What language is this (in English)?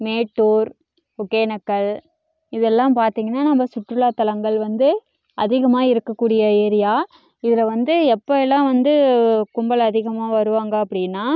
Tamil